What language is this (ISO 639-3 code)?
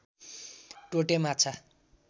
nep